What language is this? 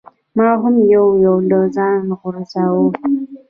Pashto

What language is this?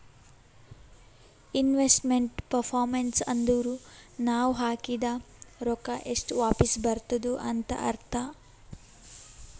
Kannada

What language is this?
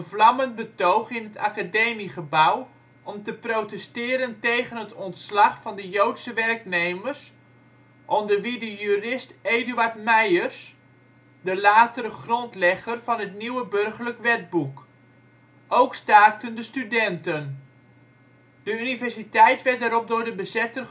Dutch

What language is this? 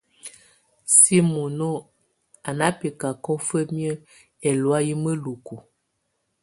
Tunen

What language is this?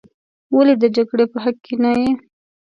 Pashto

